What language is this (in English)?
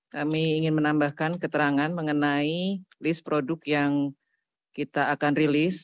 Indonesian